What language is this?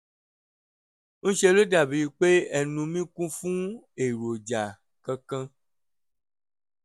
Yoruba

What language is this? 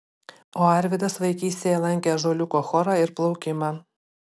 Lithuanian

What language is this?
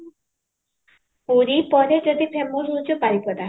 Odia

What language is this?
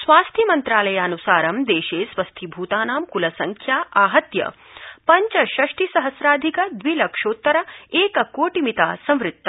Sanskrit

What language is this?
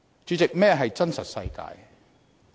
Cantonese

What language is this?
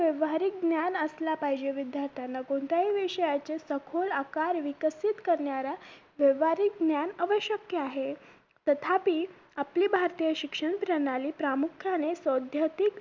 Marathi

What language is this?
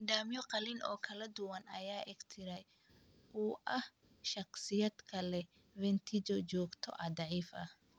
Somali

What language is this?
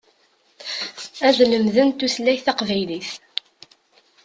Kabyle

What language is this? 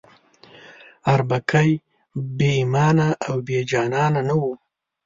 Pashto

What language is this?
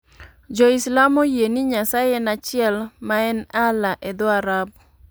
Luo (Kenya and Tanzania)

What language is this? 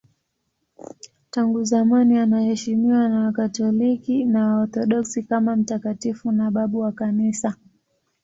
Swahili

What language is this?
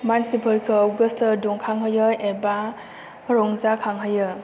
Bodo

